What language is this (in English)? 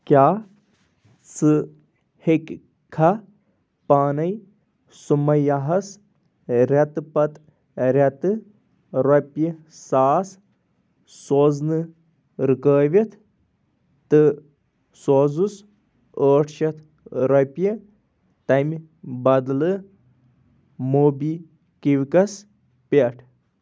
Kashmiri